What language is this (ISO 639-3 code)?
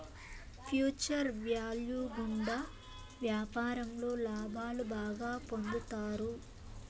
tel